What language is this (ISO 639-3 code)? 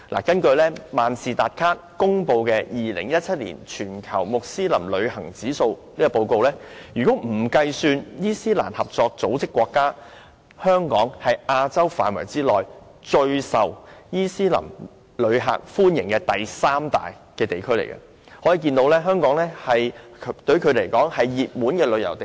yue